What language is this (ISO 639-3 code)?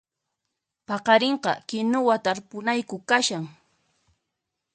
qxp